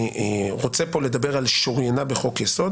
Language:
Hebrew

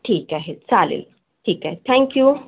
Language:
Marathi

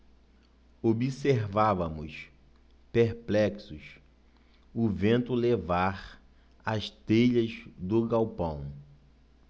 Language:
Portuguese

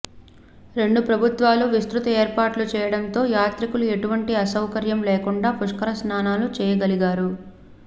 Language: Telugu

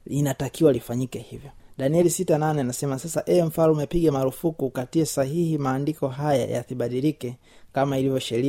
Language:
Swahili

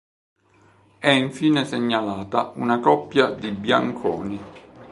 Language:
Italian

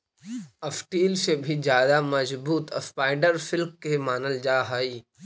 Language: Magahi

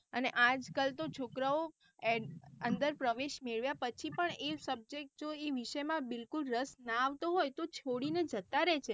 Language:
Gujarati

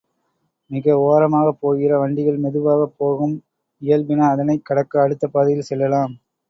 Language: Tamil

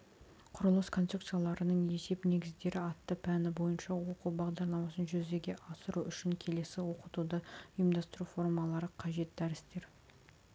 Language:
Kazakh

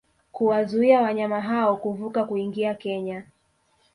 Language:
Swahili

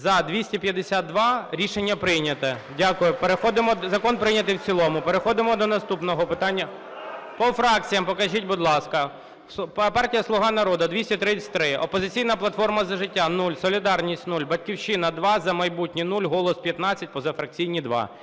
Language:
Ukrainian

